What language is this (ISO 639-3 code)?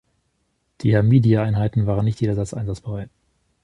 deu